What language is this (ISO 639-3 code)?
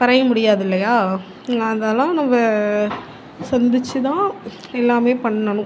tam